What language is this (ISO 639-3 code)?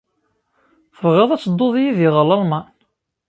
kab